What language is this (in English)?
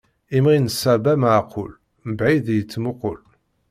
Kabyle